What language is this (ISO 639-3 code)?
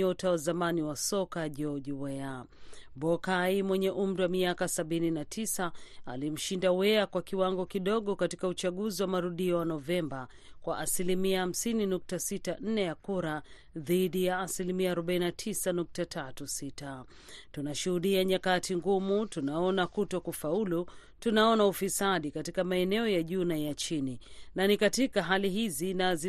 swa